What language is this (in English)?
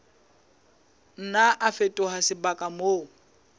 Southern Sotho